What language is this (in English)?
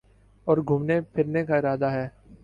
Urdu